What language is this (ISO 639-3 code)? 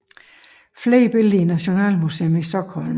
dan